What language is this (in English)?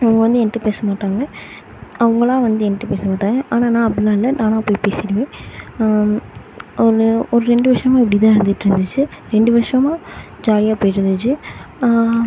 Tamil